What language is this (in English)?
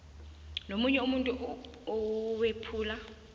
South Ndebele